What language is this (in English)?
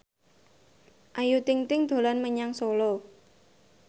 Javanese